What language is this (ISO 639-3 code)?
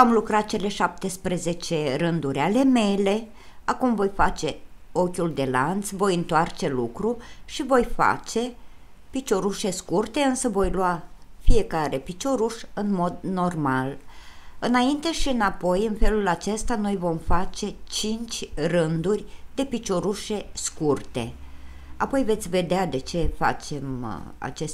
ron